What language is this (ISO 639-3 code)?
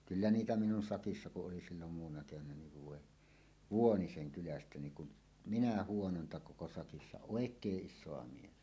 fin